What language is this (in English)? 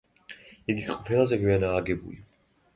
Georgian